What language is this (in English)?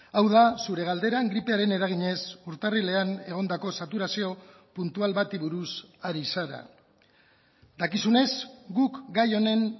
Basque